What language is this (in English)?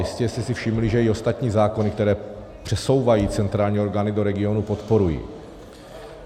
Czech